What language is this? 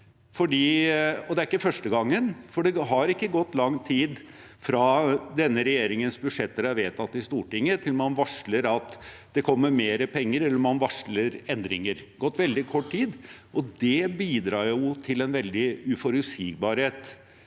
Norwegian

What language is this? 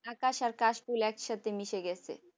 Bangla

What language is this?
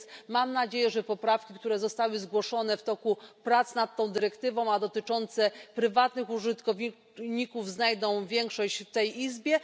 Polish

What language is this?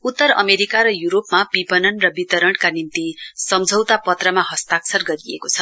Nepali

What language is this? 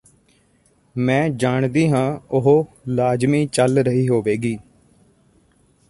Punjabi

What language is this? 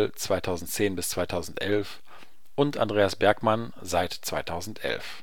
German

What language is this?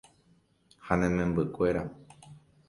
Guarani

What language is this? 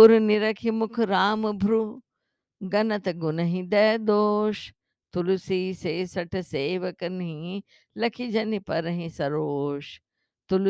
Hindi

